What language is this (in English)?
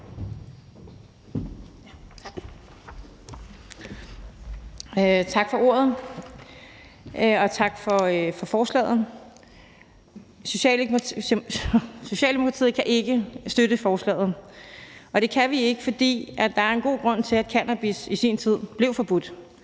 Danish